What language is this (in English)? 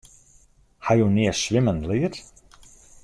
Western Frisian